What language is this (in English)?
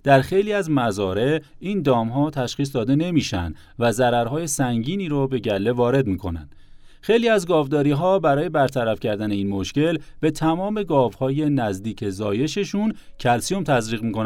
Persian